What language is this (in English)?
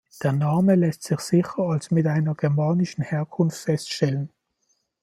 German